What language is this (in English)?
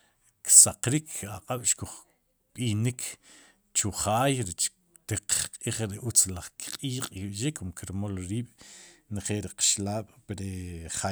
Sipacapense